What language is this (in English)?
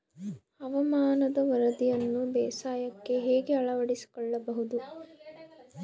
Kannada